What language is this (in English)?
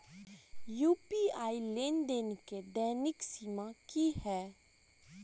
Maithili